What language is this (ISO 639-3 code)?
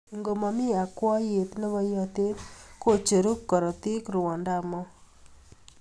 kln